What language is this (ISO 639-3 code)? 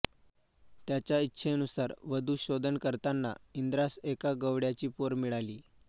mar